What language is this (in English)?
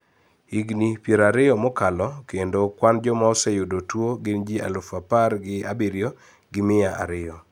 Luo (Kenya and Tanzania)